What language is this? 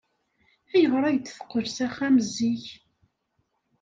Kabyle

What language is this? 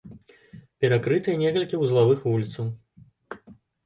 Belarusian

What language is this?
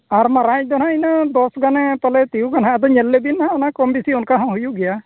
Santali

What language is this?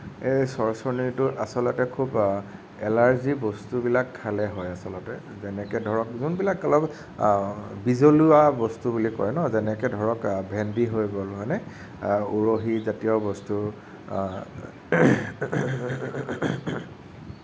Assamese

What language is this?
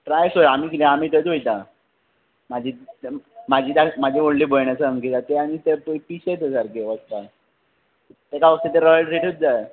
Konkani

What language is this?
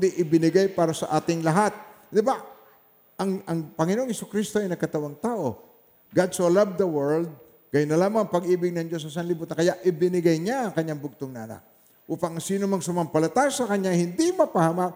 Filipino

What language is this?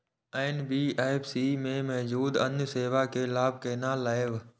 Maithili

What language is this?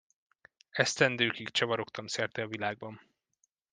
Hungarian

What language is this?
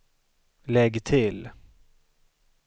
Swedish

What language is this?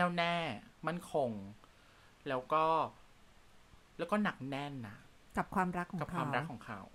Thai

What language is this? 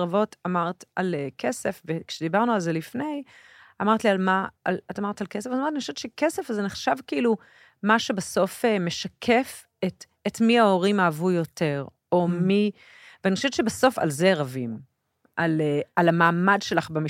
Hebrew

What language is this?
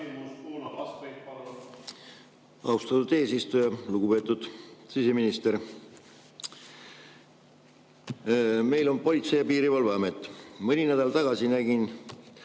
Estonian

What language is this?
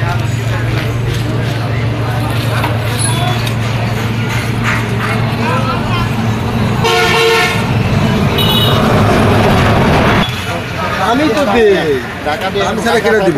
Arabic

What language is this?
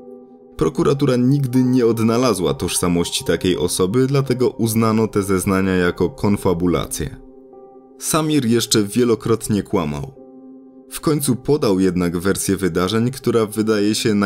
Polish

